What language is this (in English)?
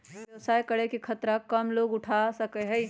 Magahi